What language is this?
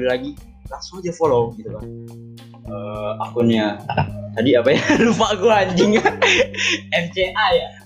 Indonesian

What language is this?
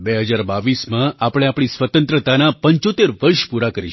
Gujarati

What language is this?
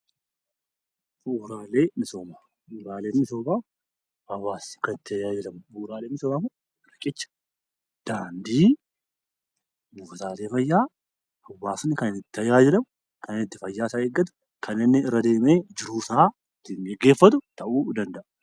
Oromo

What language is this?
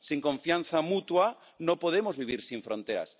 Spanish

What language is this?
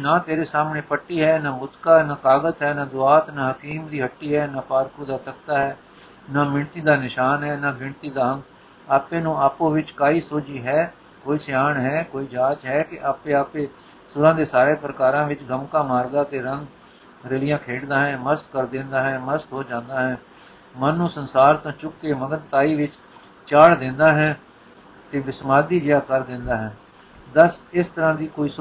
Punjabi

